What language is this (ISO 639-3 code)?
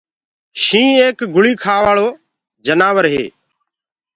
ggg